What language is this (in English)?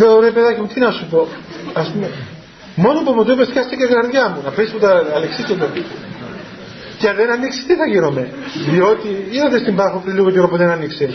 Greek